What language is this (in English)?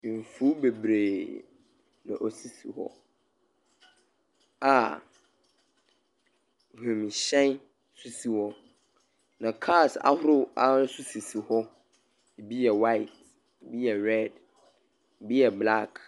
Akan